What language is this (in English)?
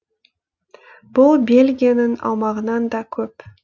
Kazakh